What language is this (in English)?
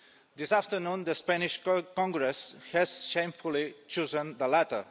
English